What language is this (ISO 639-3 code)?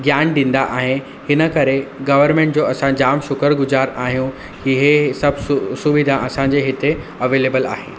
snd